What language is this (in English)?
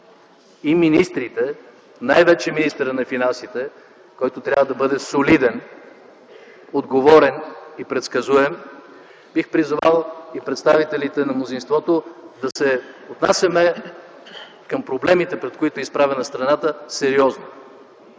Bulgarian